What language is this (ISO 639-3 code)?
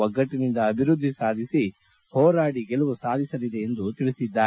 kan